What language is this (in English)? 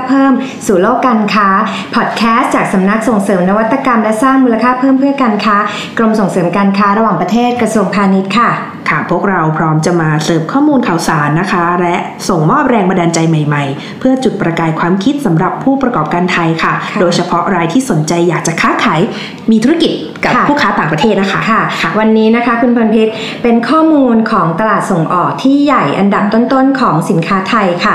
Thai